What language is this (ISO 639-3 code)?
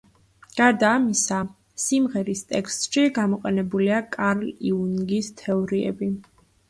kat